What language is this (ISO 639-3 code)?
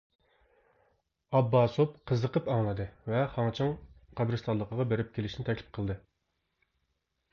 uig